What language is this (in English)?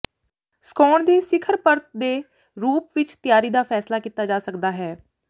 Punjabi